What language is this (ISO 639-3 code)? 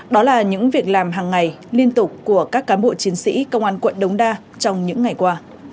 vie